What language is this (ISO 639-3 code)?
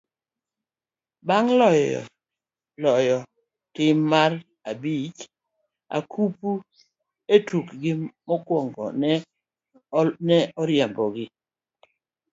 luo